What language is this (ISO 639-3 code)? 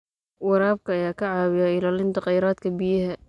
som